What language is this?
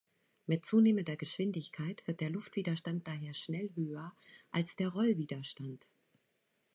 German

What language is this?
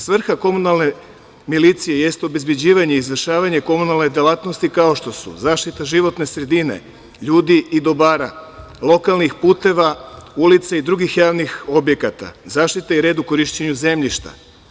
Serbian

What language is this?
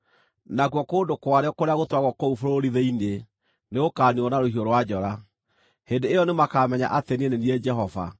Kikuyu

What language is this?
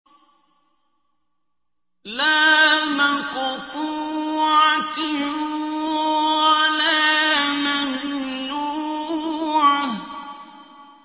Arabic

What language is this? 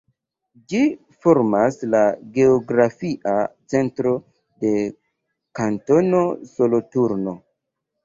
Esperanto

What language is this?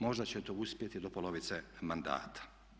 Croatian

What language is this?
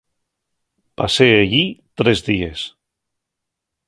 Asturian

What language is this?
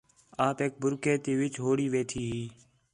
Khetrani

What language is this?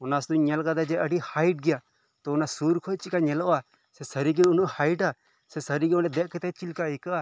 Santali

